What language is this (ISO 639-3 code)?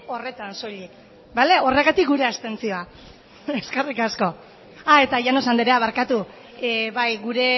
eus